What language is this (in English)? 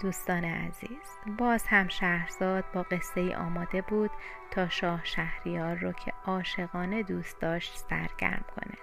Persian